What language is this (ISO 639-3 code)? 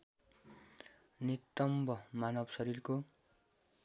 nep